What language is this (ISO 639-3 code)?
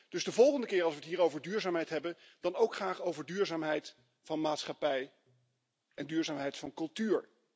nld